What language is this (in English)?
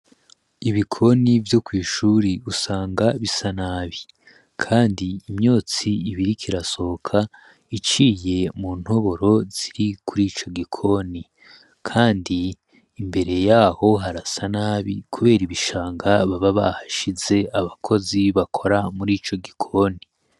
Rundi